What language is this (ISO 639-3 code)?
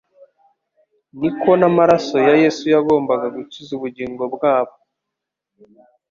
kin